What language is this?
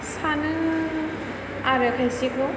Bodo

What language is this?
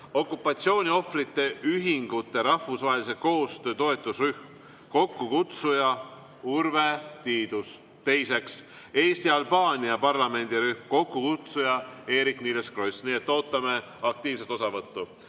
Estonian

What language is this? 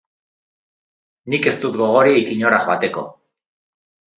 Basque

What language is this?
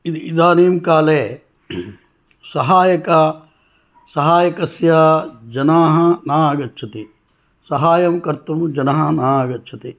Sanskrit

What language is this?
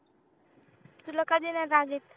Marathi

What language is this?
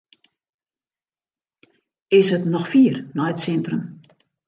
Western Frisian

